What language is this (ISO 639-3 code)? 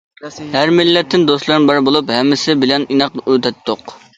uig